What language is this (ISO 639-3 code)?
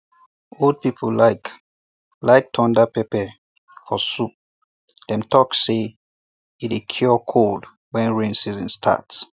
pcm